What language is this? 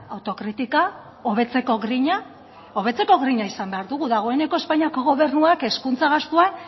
Basque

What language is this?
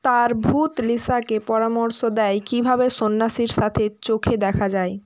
Bangla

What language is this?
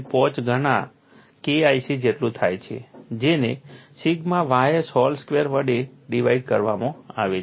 Gujarati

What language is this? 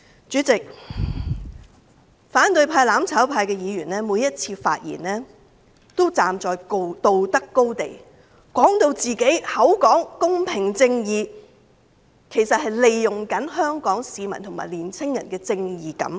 Cantonese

